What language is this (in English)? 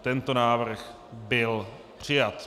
Czech